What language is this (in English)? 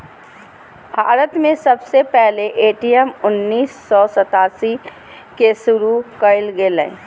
Magahi